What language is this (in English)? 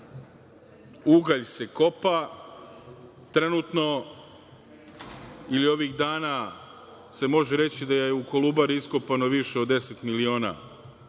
Serbian